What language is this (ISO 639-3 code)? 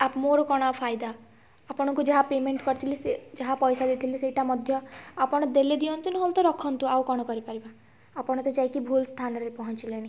ori